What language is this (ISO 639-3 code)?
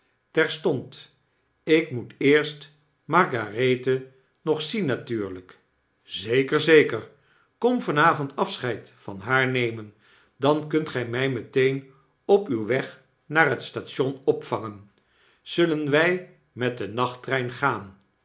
nld